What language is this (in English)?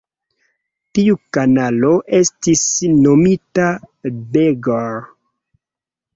Esperanto